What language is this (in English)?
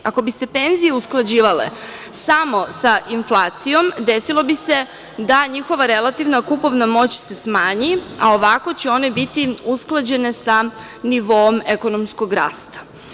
Serbian